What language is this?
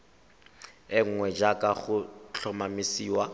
Tswana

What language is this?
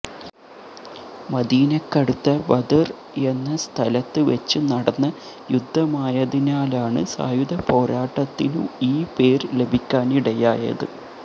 Malayalam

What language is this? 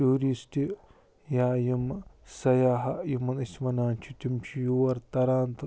Kashmiri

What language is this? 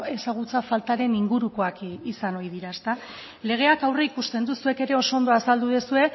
Basque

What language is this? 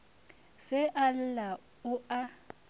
Northern Sotho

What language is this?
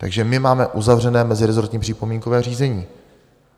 Czech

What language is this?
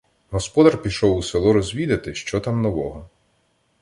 Ukrainian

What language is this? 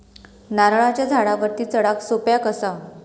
Marathi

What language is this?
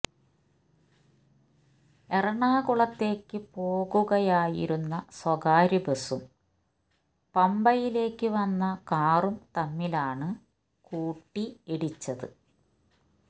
Malayalam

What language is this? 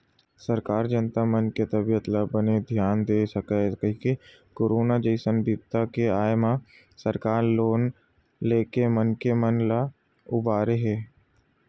Chhattisgarhi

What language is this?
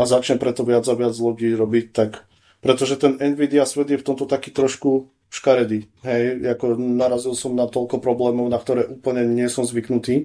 Slovak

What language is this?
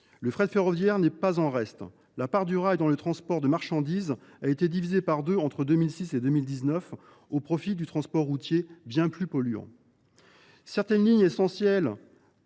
French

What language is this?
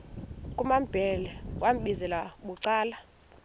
Xhosa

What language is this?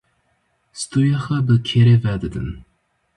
Kurdish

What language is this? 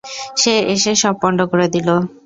Bangla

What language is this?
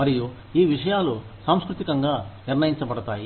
Telugu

